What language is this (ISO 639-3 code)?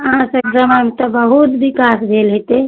mai